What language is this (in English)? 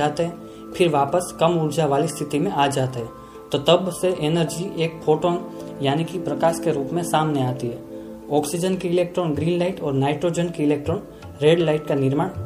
Hindi